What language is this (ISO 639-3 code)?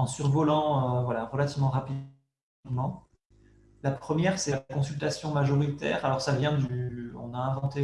fra